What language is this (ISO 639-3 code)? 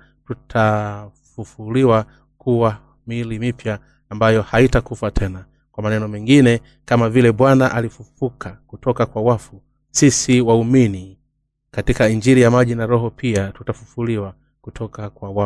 swa